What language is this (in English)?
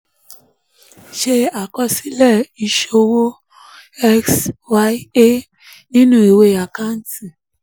Yoruba